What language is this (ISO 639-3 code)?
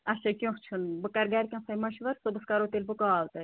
kas